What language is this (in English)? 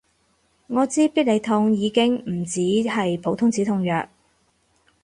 Cantonese